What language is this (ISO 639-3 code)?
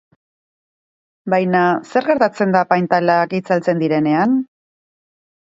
eus